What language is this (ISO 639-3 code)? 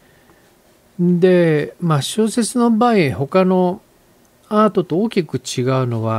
jpn